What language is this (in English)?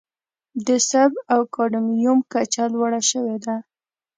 Pashto